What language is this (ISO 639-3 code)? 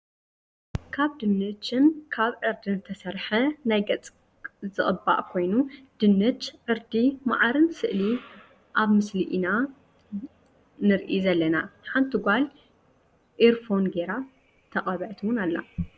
tir